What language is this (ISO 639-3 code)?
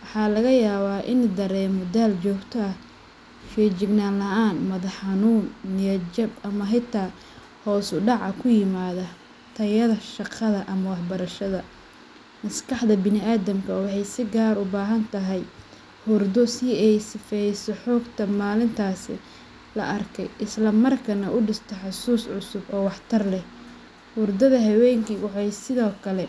som